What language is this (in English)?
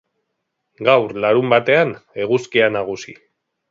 Basque